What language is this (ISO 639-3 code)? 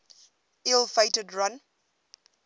eng